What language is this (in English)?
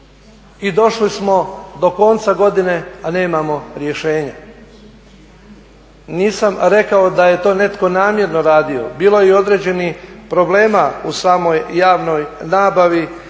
Croatian